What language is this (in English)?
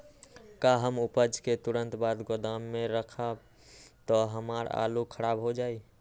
Magahi